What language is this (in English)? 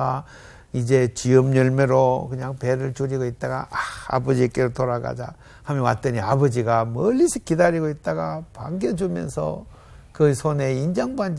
Korean